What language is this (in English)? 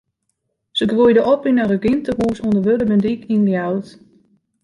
Western Frisian